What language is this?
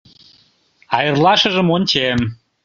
Mari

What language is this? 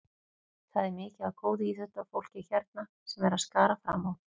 Icelandic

